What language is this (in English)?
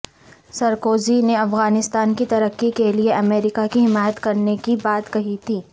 Urdu